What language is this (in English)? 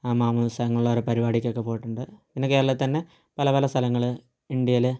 Malayalam